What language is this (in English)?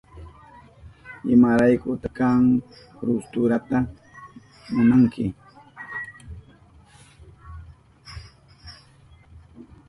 Southern Pastaza Quechua